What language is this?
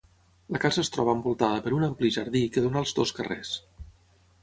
Catalan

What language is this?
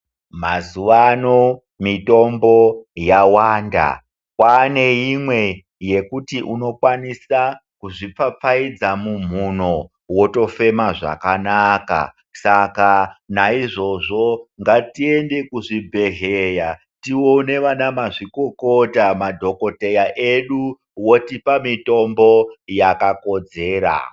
Ndau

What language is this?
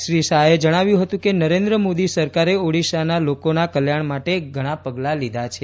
Gujarati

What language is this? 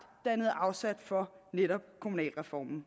Danish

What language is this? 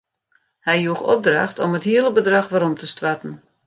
Western Frisian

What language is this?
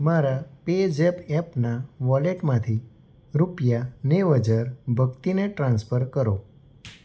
Gujarati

